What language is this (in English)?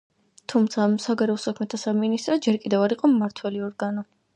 Georgian